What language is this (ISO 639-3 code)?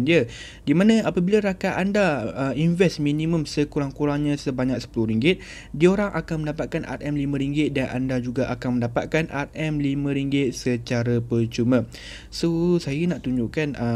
msa